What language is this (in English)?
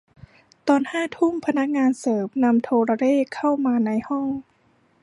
Thai